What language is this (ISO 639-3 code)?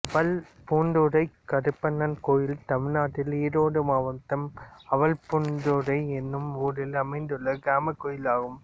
tam